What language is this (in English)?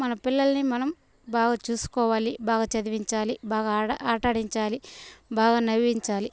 Telugu